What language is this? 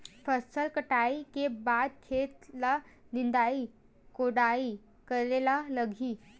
Chhattisgarhi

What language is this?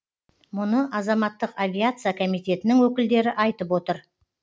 Kazakh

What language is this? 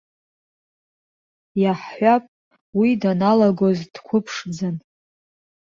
Abkhazian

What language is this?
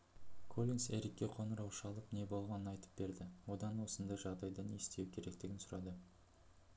Kazakh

